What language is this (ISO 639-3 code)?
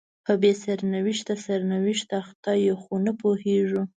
pus